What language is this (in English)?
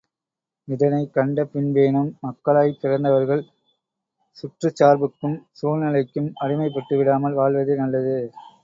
Tamil